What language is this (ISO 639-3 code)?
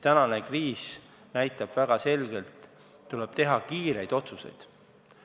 est